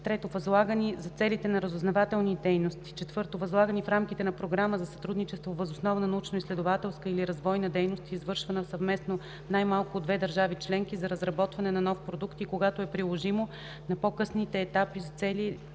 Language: Bulgarian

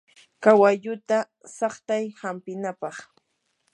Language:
Yanahuanca Pasco Quechua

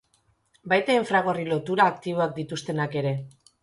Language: Basque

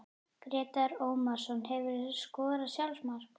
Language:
Icelandic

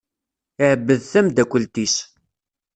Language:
Kabyle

